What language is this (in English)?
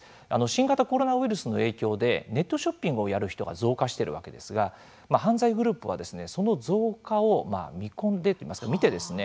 Japanese